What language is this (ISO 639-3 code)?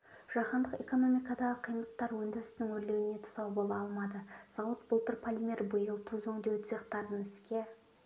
kaz